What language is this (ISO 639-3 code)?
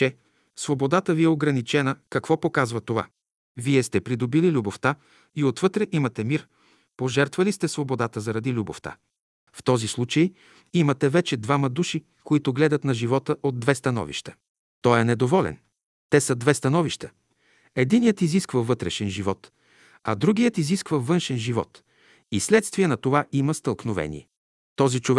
bul